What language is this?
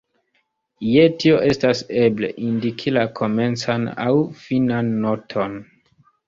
Esperanto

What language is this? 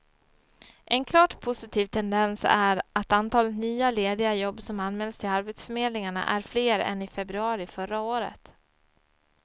Swedish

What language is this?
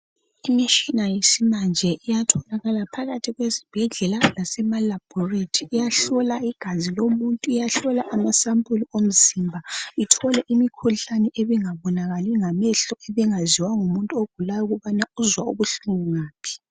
North Ndebele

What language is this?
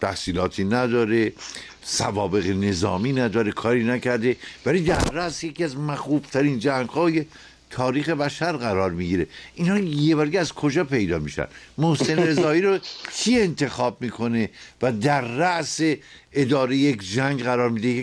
Persian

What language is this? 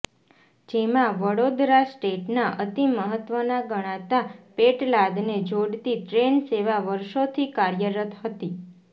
Gujarati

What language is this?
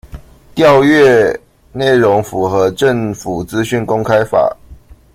Chinese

